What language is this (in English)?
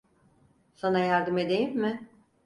Turkish